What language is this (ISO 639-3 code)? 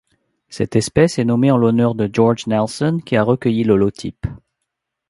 fra